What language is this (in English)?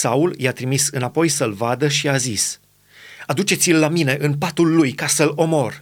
Romanian